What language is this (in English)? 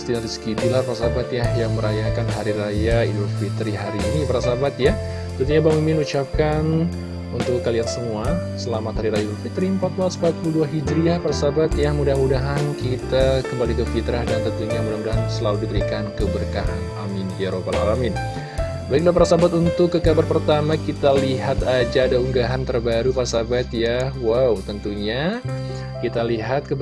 Indonesian